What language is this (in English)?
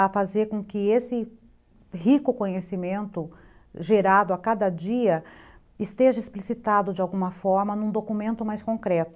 Portuguese